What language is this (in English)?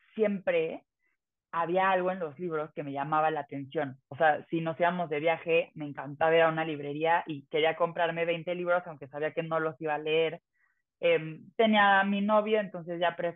Spanish